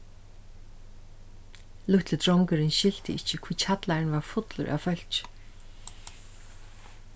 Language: Faroese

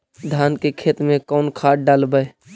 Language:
Magahi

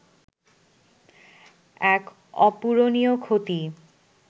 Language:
Bangla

